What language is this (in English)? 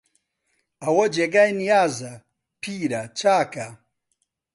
Central Kurdish